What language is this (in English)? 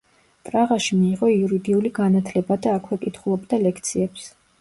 Georgian